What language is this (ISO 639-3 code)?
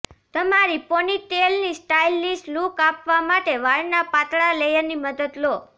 guj